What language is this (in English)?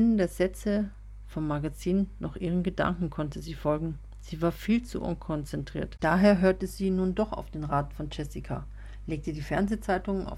German